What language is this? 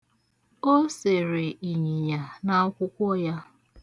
Igbo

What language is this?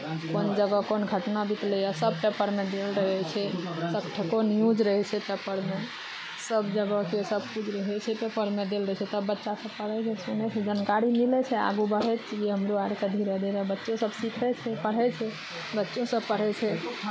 Maithili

